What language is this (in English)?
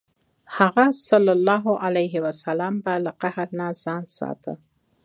Pashto